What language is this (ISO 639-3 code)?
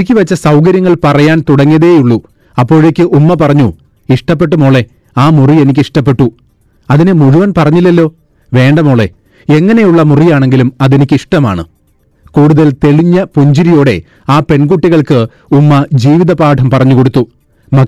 mal